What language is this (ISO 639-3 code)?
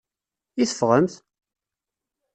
kab